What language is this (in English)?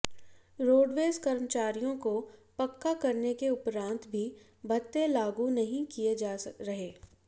Hindi